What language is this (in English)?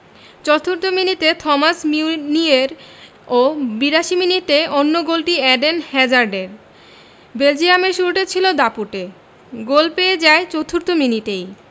Bangla